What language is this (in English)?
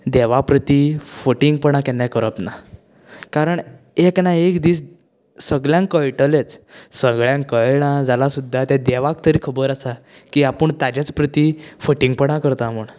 Konkani